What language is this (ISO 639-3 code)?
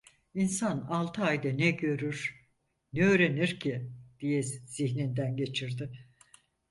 tur